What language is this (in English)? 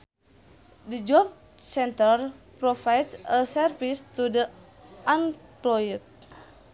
Sundanese